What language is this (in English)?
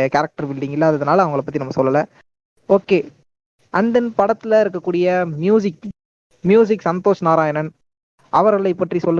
Tamil